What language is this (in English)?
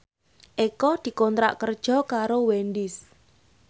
Javanese